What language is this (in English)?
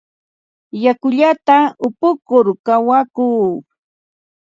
Ambo-Pasco Quechua